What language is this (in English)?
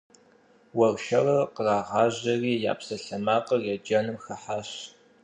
Kabardian